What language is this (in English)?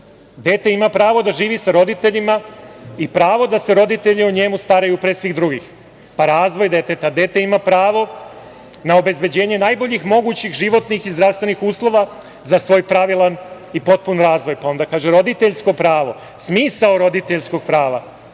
Serbian